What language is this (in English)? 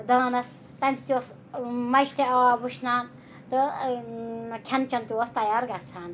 Kashmiri